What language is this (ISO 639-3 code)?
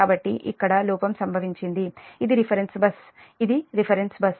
tel